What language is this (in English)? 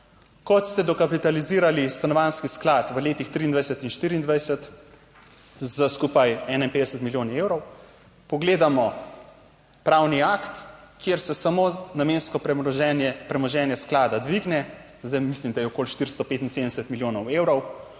Slovenian